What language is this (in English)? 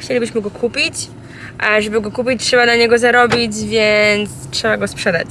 Polish